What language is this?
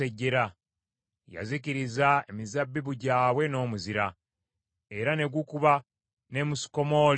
Ganda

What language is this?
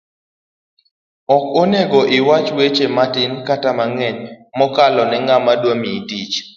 Luo (Kenya and Tanzania)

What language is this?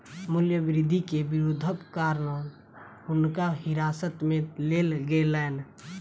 Maithili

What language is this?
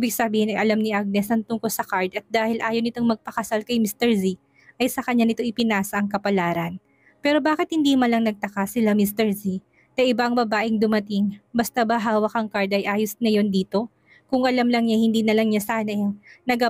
Filipino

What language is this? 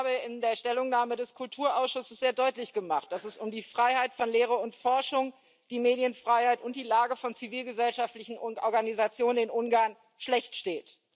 German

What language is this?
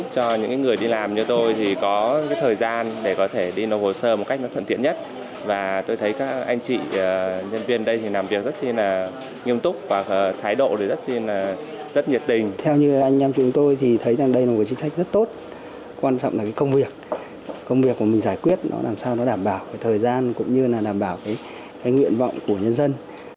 Vietnamese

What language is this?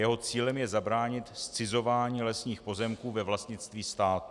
Czech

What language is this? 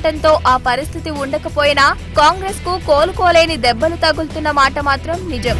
Portuguese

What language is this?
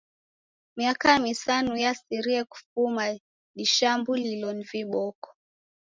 Taita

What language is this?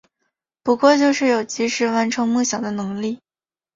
Chinese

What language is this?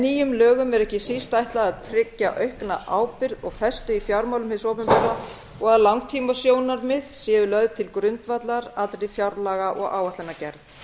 Icelandic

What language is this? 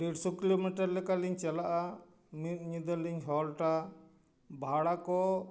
Santali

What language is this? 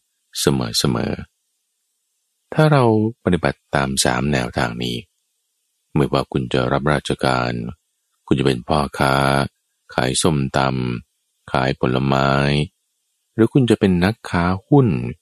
Thai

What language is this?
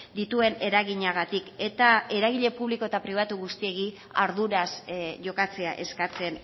Basque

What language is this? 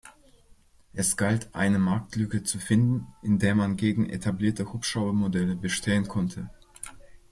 German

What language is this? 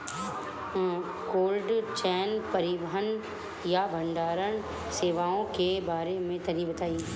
Bhojpuri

